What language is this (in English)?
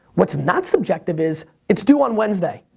English